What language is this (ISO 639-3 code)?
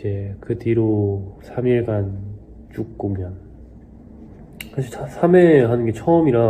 kor